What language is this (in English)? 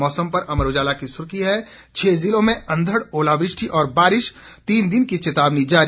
Hindi